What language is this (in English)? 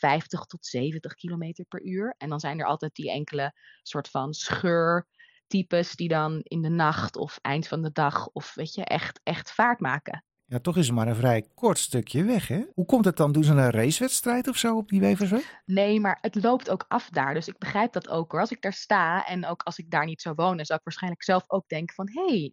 Dutch